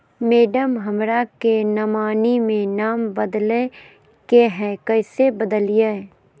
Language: Magahi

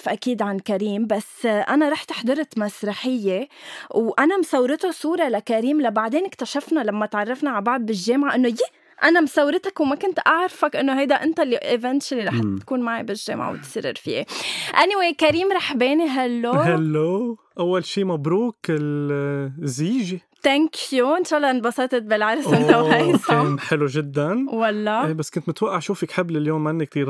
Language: Arabic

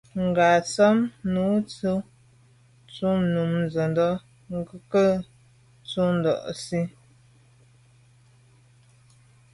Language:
Medumba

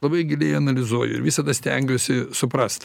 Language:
Lithuanian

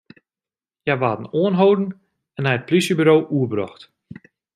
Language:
Western Frisian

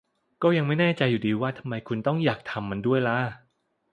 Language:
Thai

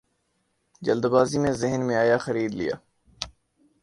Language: Urdu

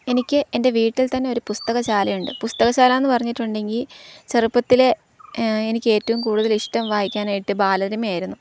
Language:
Malayalam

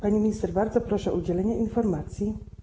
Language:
Polish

